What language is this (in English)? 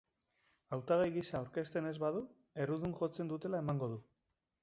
Basque